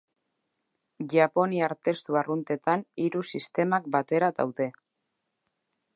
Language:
Basque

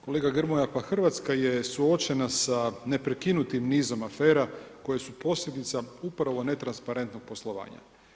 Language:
Croatian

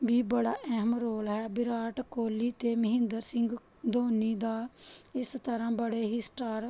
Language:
Punjabi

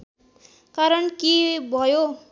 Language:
Nepali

